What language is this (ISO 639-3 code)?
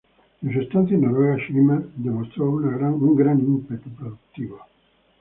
spa